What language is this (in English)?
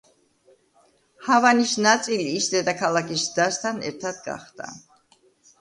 Georgian